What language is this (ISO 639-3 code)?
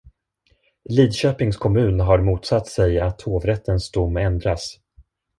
swe